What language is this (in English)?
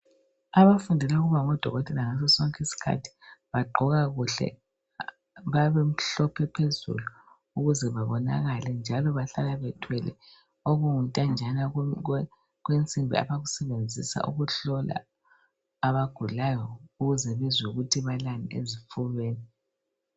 North Ndebele